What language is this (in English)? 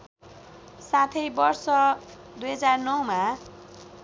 Nepali